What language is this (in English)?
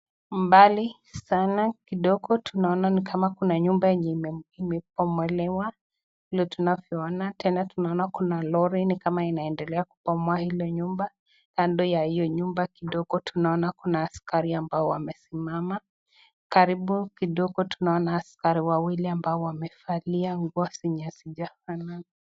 Swahili